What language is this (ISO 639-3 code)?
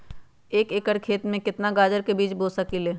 mag